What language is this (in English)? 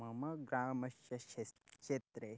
Sanskrit